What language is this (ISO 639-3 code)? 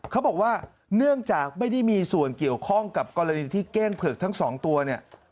tha